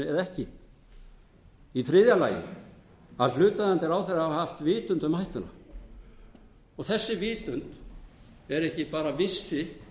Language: Icelandic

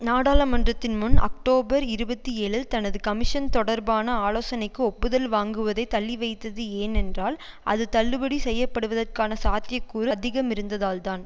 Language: Tamil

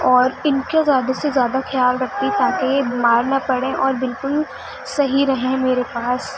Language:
Urdu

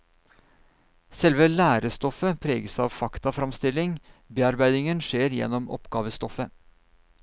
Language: Norwegian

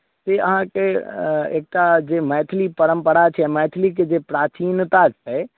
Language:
Maithili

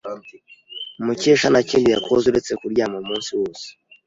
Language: Kinyarwanda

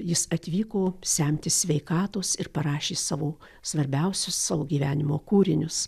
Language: Lithuanian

